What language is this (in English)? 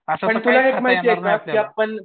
Marathi